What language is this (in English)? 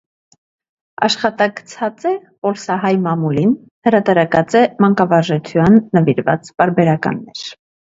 Armenian